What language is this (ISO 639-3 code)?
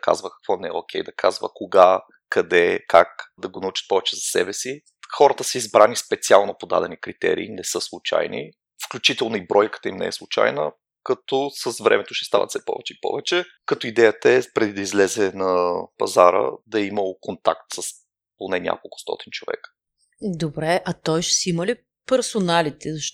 bul